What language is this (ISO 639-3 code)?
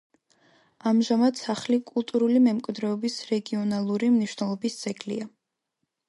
kat